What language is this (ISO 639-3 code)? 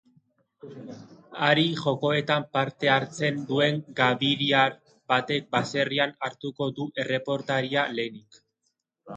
eus